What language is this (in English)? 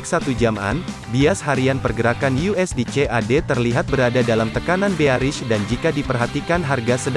Indonesian